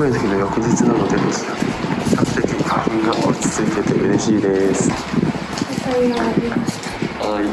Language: Japanese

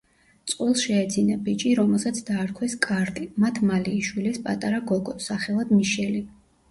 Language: Georgian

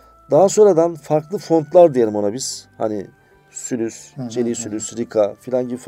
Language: Turkish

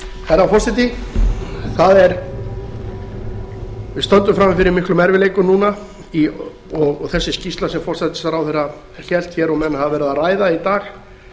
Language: Icelandic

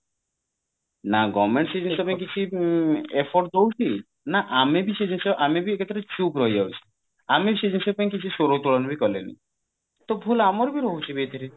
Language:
Odia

